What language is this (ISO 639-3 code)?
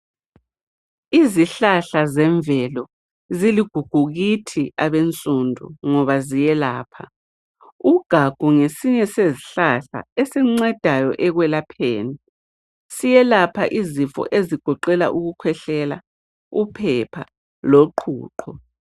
nde